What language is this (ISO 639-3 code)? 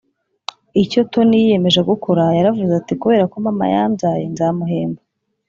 kin